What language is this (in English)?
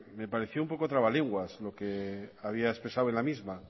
Spanish